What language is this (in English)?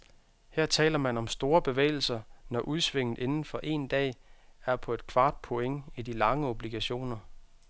Danish